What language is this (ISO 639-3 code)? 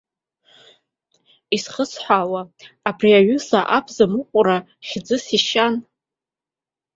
abk